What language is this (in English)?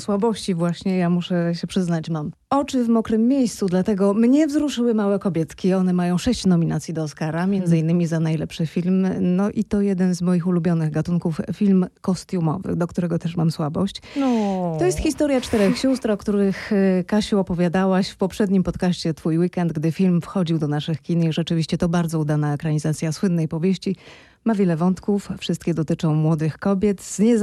Polish